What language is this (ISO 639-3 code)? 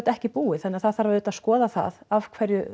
isl